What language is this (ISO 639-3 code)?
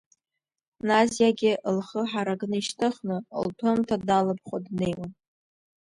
abk